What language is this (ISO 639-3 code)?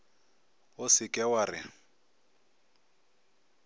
nso